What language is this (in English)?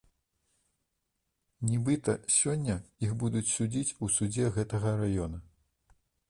Belarusian